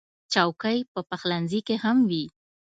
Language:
Pashto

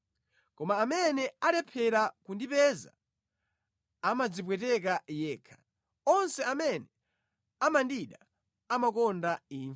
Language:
Nyanja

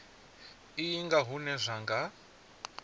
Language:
Venda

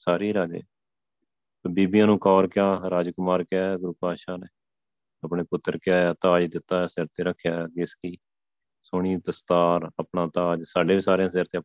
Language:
Punjabi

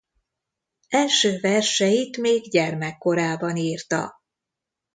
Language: Hungarian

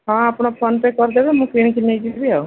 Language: Odia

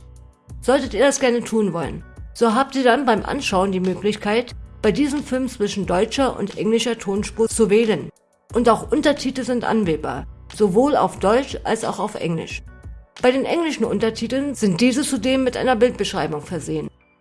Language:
German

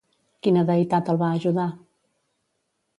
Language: Catalan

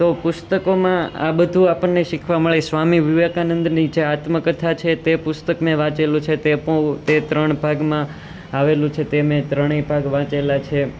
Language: Gujarati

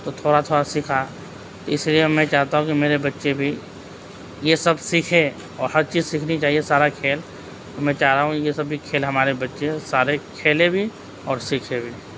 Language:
Urdu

